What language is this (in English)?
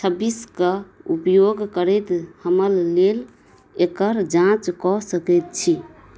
Maithili